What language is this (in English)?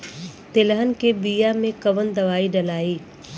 Bhojpuri